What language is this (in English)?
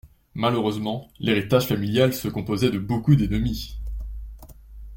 French